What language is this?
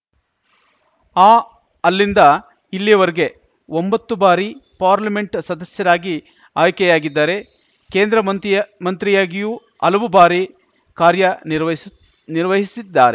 Kannada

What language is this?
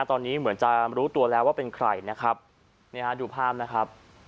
Thai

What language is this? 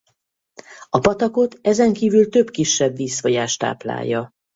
Hungarian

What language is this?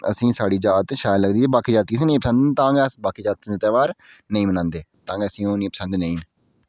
Dogri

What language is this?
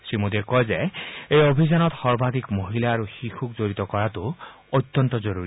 Assamese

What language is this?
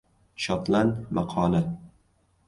Uzbek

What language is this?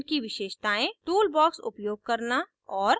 Hindi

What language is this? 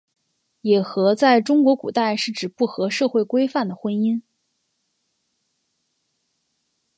Chinese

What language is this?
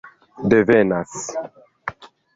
Esperanto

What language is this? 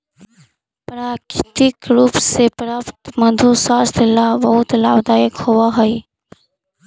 Magahi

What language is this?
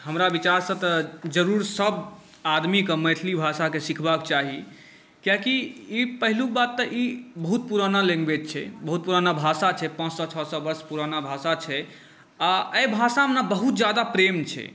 Maithili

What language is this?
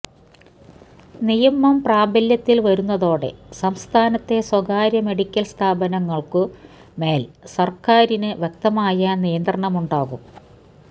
Malayalam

